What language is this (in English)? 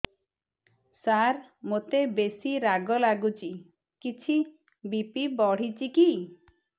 Odia